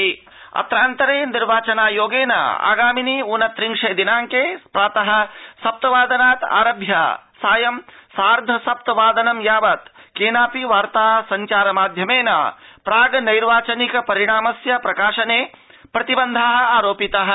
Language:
Sanskrit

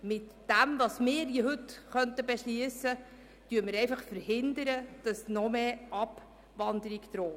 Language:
Swiss German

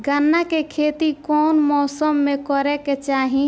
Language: Bhojpuri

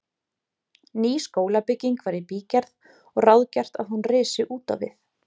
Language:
Icelandic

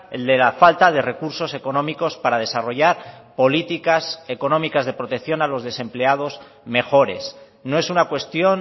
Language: Spanish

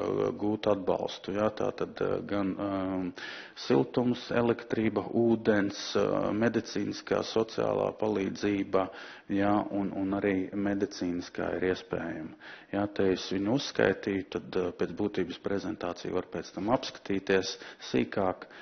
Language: Latvian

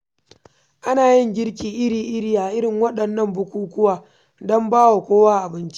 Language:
Hausa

